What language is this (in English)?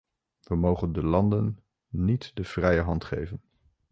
Dutch